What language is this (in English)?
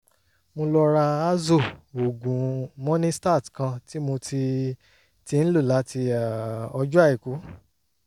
Yoruba